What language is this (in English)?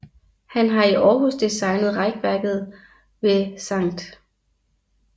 Danish